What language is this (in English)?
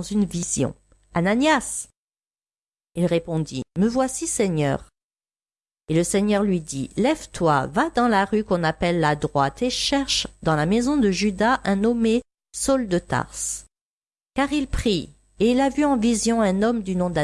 French